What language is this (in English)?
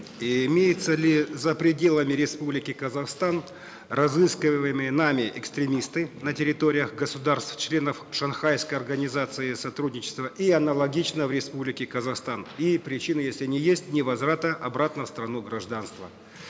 Kazakh